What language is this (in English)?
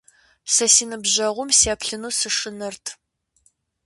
Kabardian